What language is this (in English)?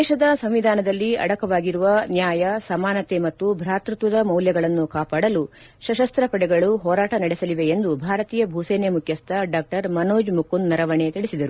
Kannada